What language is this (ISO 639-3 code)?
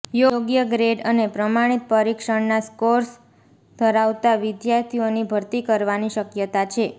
guj